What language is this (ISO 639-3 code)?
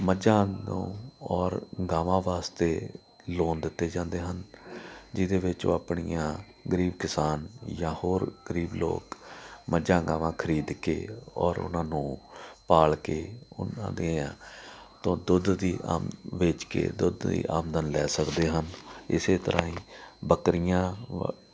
pan